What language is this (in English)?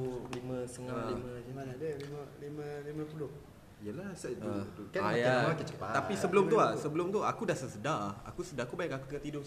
Malay